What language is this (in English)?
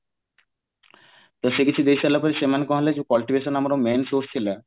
Odia